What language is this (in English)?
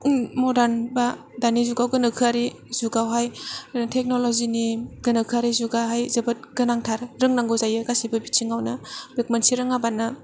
Bodo